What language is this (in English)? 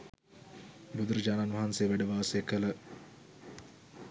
Sinhala